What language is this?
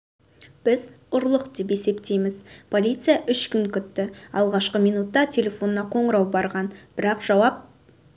Kazakh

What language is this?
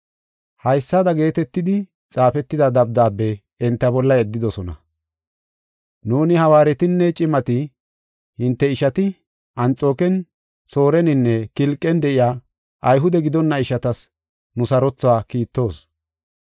Gofa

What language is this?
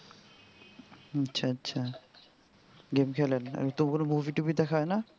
Bangla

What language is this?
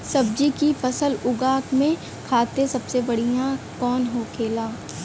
Bhojpuri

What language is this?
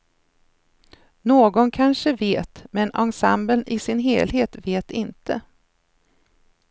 Swedish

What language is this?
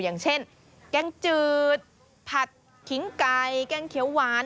Thai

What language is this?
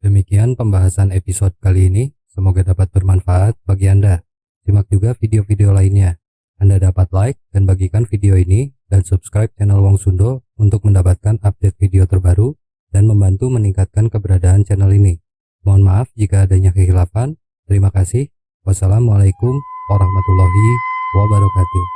Indonesian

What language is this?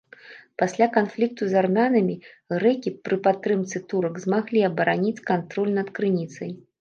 Belarusian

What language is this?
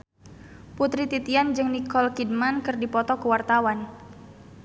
Sundanese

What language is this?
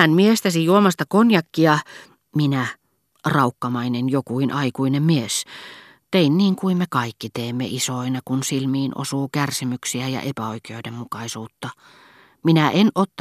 Finnish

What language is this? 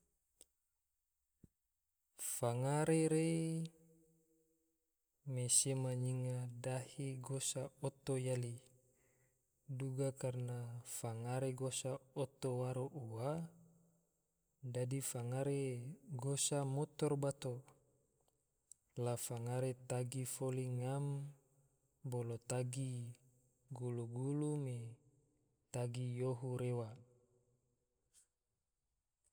Tidore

